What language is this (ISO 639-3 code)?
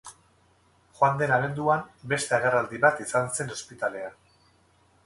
eus